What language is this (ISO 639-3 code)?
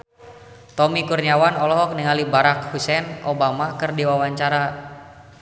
sun